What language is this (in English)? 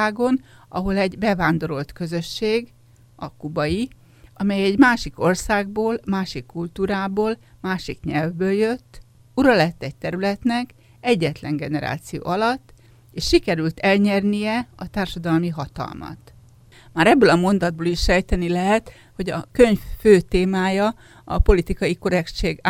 Hungarian